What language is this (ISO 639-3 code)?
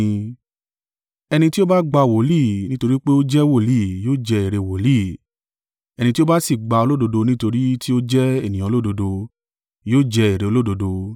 yor